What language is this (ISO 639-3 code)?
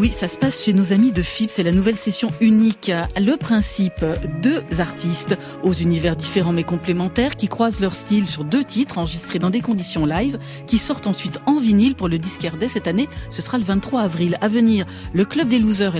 fra